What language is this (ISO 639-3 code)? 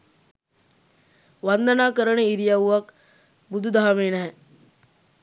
sin